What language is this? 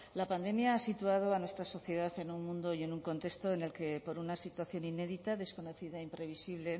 Spanish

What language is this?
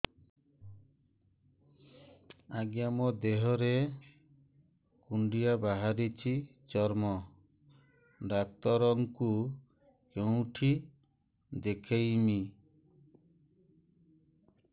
Odia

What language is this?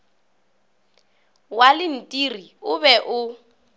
Northern Sotho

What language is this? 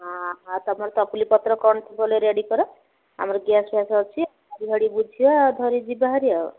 Odia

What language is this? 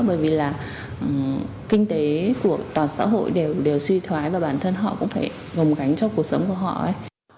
Vietnamese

